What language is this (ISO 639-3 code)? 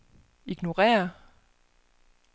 dan